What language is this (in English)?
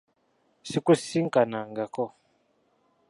Ganda